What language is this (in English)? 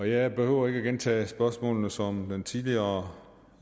Danish